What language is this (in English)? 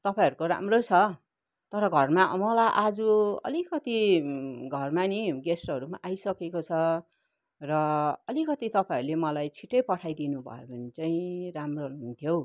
Nepali